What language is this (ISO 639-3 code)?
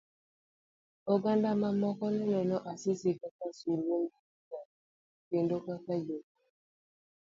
luo